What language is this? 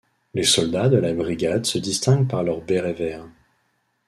French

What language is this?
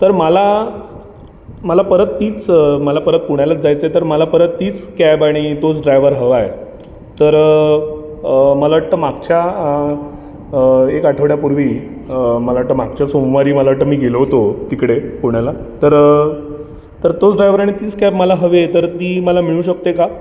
Marathi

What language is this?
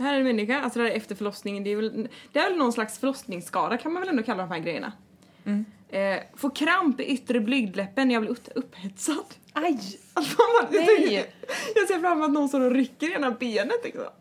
Swedish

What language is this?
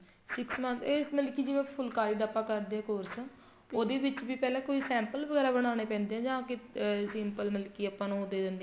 Punjabi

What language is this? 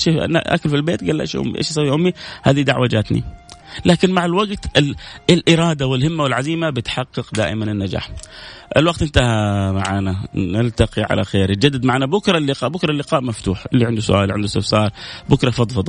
Arabic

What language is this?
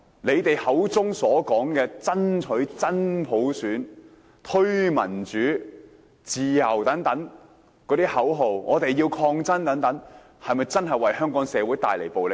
Cantonese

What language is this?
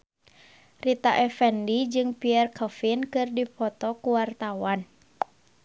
Sundanese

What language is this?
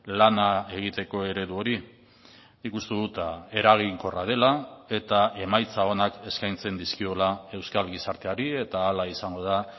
Basque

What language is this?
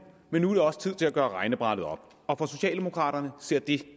Danish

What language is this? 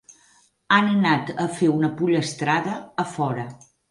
Catalan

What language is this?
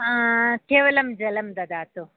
Sanskrit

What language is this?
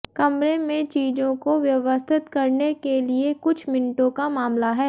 Hindi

